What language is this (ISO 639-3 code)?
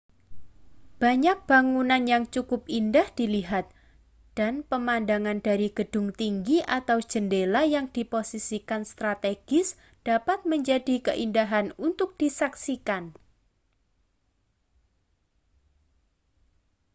ind